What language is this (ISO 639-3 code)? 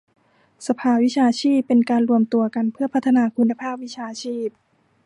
tha